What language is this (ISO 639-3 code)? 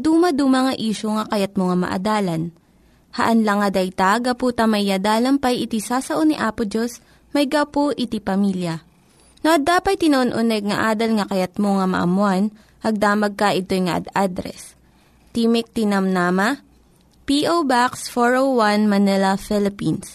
fil